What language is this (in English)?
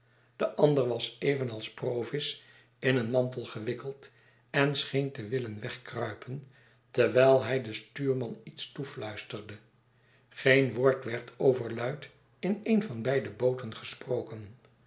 Dutch